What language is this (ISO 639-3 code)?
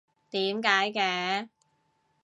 yue